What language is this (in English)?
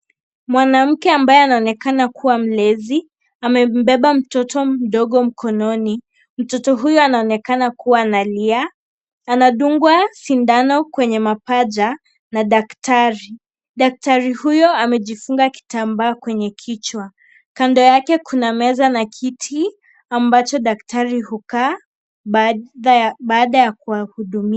Swahili